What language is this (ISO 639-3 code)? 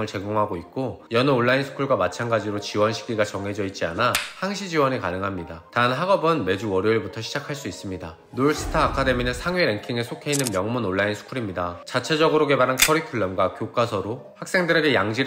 kor